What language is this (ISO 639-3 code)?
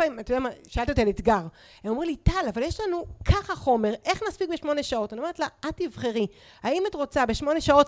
heb